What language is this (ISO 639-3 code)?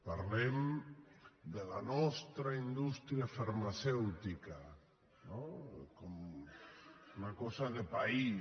cat